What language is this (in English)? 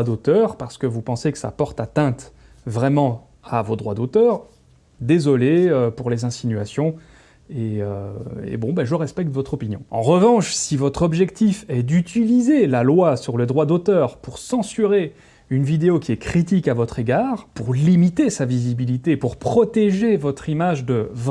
French